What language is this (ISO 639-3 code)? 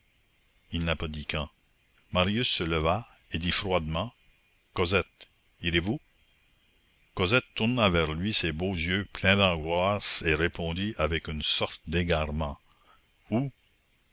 fra